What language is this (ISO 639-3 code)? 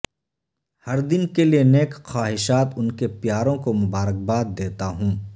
urd